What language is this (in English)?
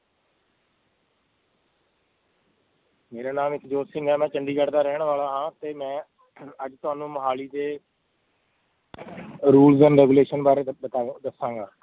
Punjabi